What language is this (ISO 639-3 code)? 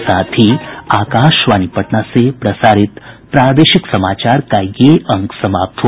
hin